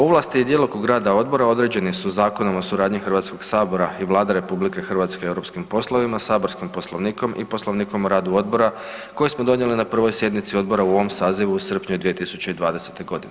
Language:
Croatian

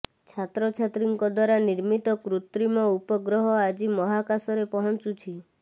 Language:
Odia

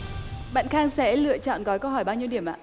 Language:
Vietnamese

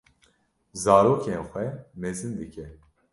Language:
Kurdish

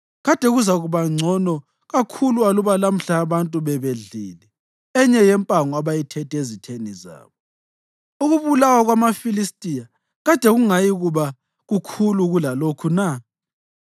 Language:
North Ndebele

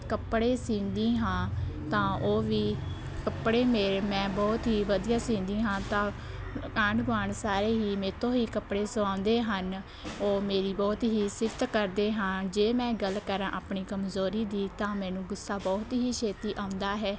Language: Punjabi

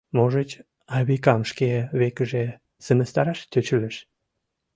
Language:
Mari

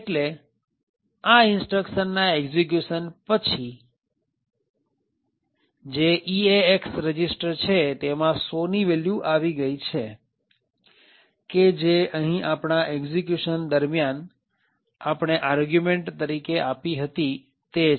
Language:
Gujarati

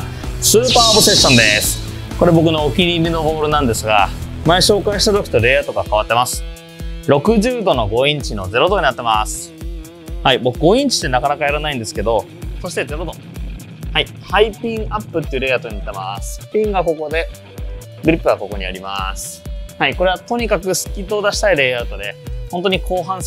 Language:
Japanese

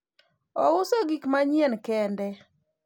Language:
Luo (Kenya and Tanzania)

